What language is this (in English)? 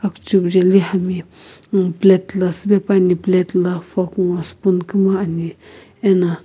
Sumi Naga